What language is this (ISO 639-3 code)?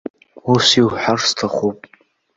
abk